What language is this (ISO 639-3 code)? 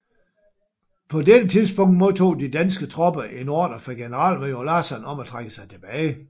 dan